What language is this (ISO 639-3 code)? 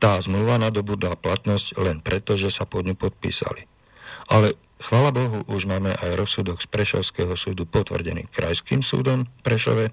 slk